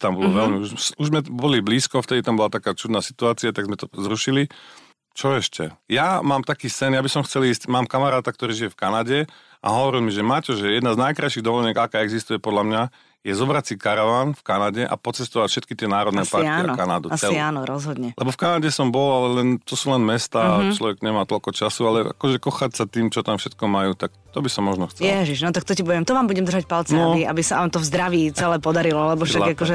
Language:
Slovak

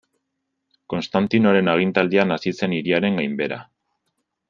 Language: Basque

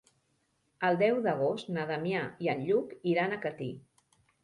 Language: Catalan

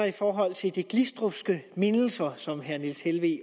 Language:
Danish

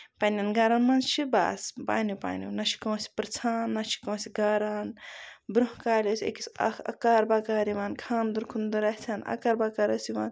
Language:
Kashmiri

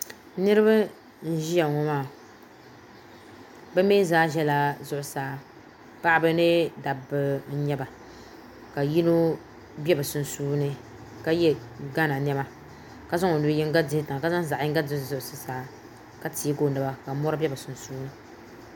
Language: Dagbani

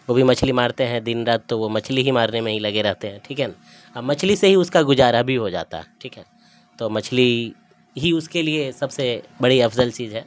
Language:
Urdu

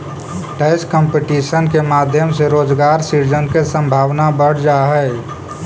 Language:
Magahi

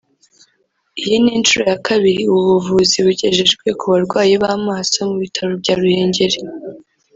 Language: Kinyarwanda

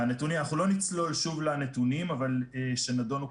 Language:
Hebrew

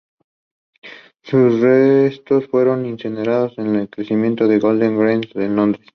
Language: Spanish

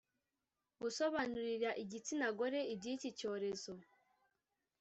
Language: Kinyarwanda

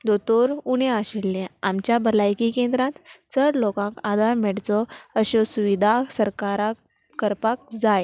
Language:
Konkani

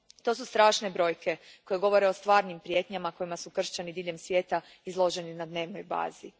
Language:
Croatian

